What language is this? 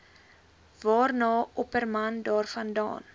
Afrikaans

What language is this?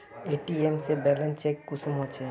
Magahi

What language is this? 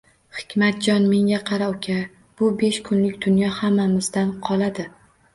Uzbek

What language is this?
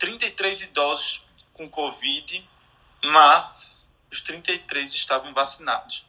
Portuguese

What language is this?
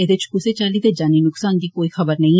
Dogri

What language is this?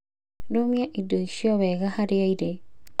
Kikuyu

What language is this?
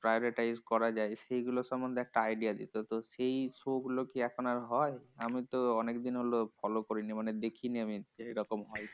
Bangla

